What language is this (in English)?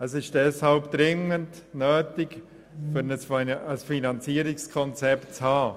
Swiss German